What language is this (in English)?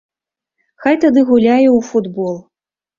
Belarusian